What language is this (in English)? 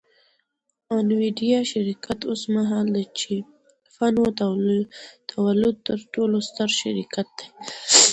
Pashto